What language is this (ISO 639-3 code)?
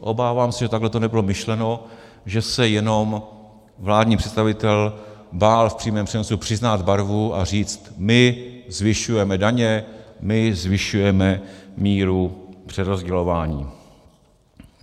ces